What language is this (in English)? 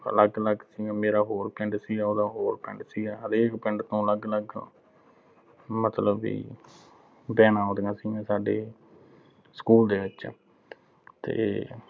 Punjabi